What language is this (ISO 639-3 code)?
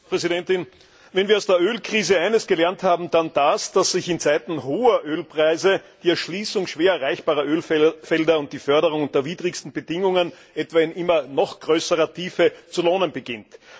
deu